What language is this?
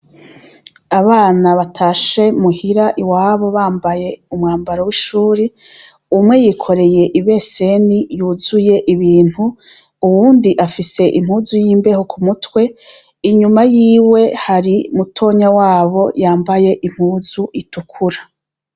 Rundi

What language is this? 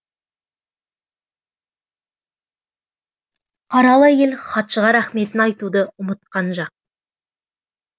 Kazakh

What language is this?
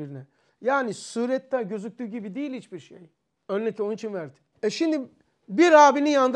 Turkish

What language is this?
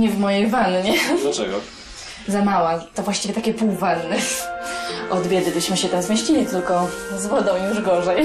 Polish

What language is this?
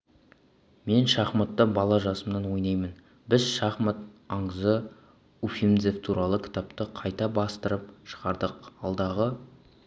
Kazakh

